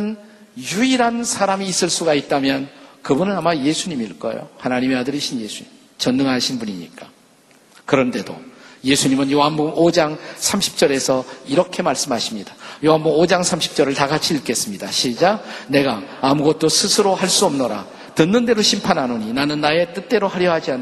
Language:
Korean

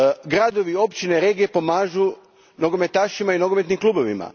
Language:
Croatian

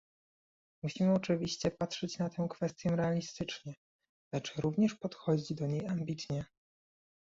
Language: Polish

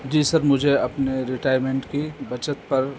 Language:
Urdu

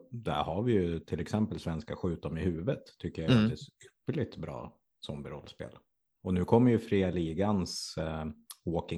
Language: Swedish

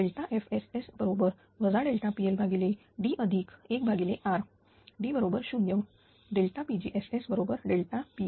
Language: Marathi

